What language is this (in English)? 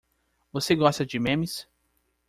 Portuguese